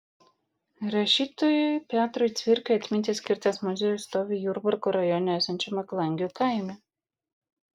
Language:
Lithuanian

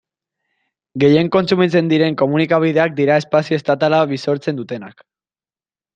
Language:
Basque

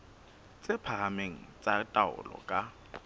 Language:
Southern Sotho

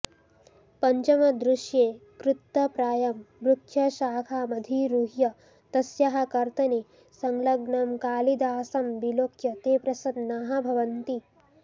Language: Sanskrit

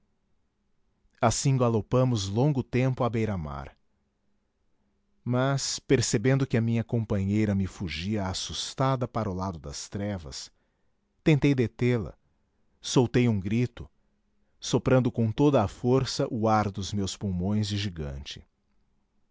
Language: Portuguese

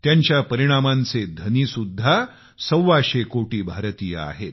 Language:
Marathi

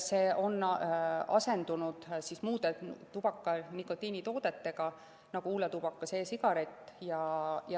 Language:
Estonian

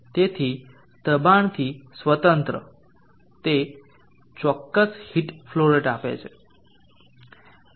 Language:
Gujarati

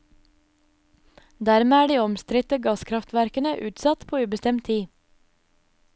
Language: Norwegian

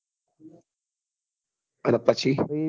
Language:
Gujarati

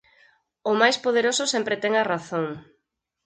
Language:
Galician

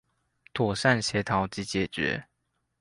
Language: Chinese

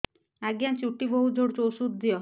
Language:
Odia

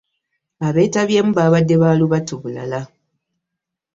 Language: Ganda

